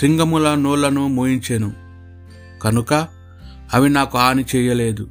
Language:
Telugu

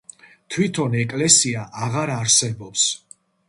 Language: Georgian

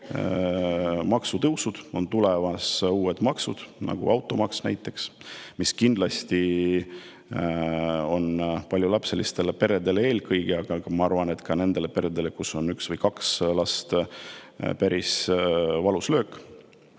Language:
Estonian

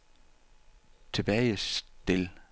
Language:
Danish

